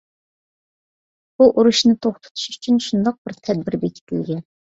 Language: Uyghur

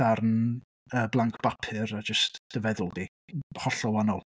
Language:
Welsh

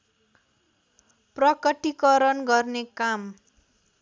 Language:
Nepali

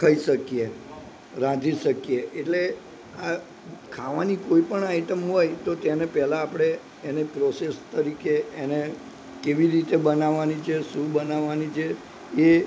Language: Gujarati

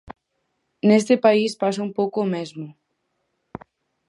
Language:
Galician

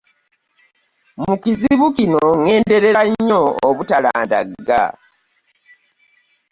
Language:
Ganda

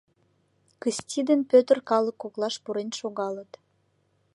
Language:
Mari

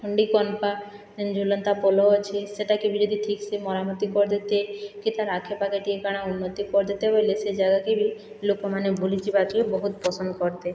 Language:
Odia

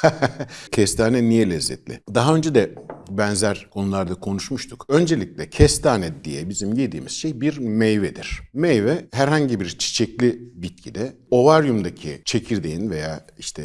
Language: Turkish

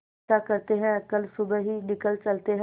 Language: Hindi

